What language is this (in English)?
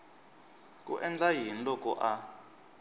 Tsonga